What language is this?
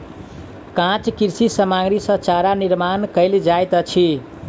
Maithili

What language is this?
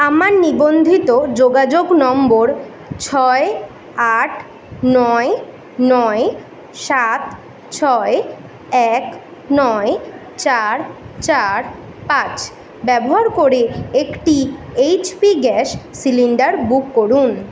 Bangla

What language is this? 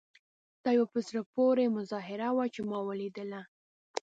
Pashto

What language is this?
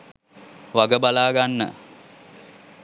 Sinhala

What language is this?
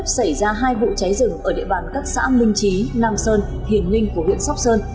Vietnamese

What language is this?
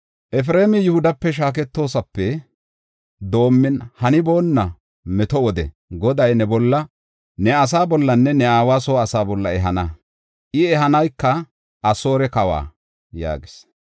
Gofa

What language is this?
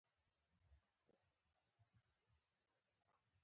Pashto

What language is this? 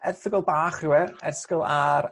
Welsh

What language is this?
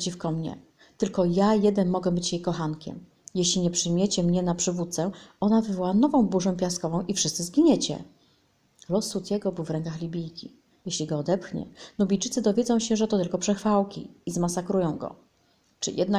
Polish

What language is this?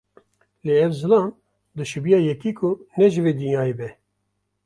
Kurdish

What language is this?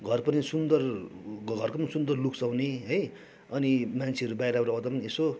Nepali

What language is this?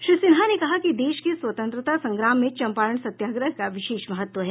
Hindi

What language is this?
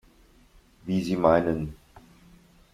German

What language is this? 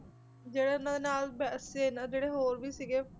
Punjabi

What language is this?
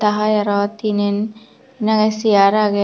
Chakma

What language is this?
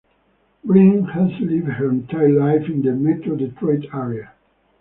English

